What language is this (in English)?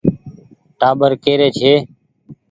Goaria